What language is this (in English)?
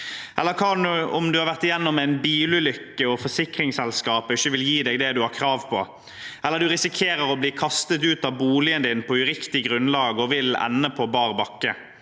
Norwegian